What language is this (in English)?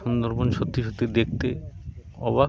Bangla